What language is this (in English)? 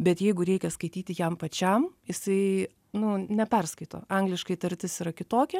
Lithuanian